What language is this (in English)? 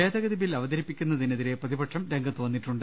Malayalam